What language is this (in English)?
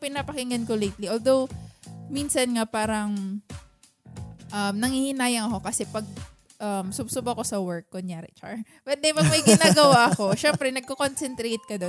Filipino